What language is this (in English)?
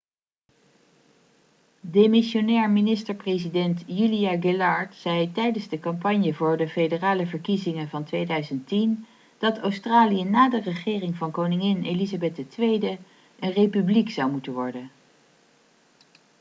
Dutch